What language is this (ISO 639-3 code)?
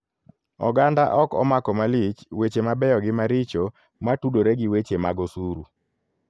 luo